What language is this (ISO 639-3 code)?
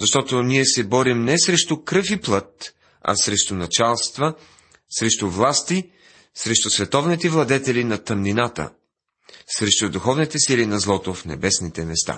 bul